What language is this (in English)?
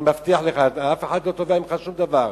Hebrew